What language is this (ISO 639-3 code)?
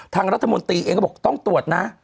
tha